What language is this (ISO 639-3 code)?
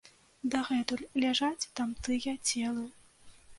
bel